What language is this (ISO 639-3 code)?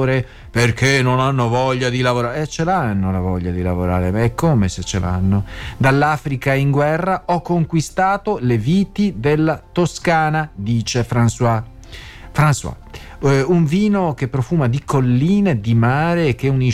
ita